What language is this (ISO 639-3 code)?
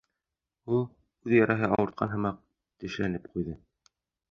bak